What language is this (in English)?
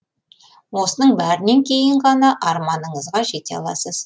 Kazakh